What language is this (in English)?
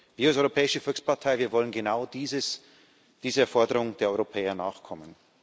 German